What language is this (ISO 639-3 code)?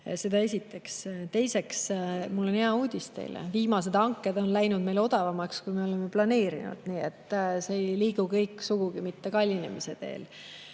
est